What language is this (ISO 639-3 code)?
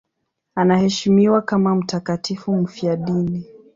swa